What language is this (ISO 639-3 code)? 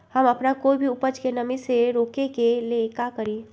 mag